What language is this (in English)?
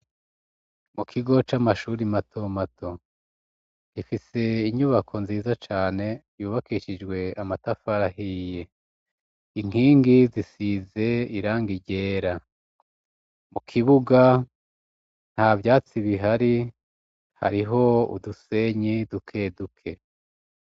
Rundi